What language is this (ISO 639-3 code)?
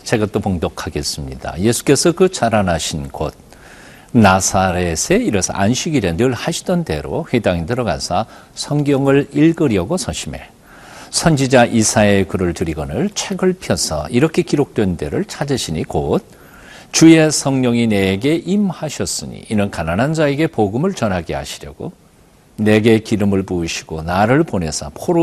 kor